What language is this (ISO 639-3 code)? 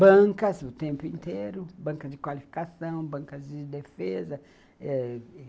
por